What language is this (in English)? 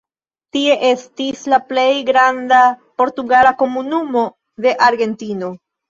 Esperanto